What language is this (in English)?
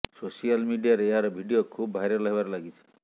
Odia